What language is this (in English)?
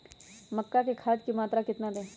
Magahi